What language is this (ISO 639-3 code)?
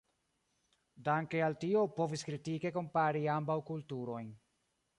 epo